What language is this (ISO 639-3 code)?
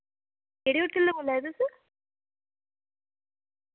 doi